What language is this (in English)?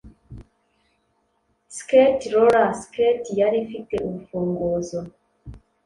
Kinyarwanda